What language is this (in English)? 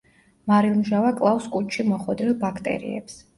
Georgian